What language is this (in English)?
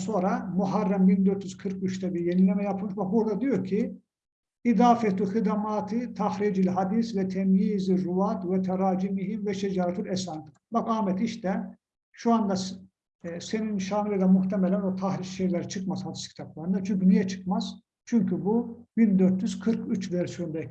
Turkish